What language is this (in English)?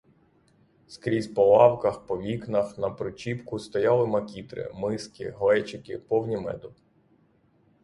Ukrainian